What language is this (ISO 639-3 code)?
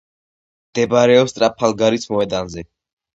kat